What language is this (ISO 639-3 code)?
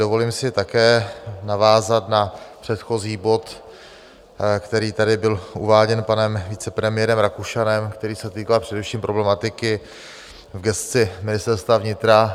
ces